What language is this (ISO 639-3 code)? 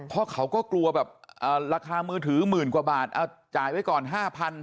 tha